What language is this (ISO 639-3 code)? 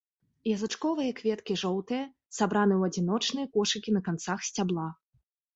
bel